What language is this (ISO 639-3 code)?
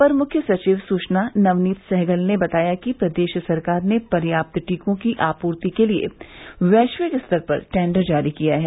hin